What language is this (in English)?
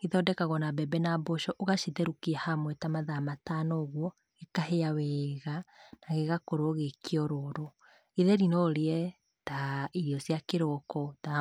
Kikuyu